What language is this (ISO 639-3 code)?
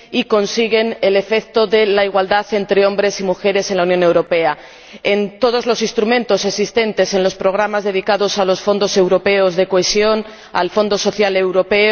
spa